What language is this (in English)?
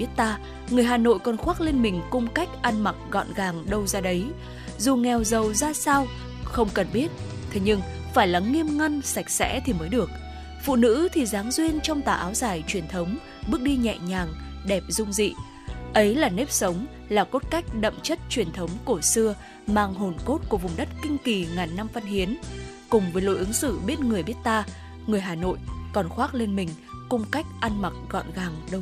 Vietnamese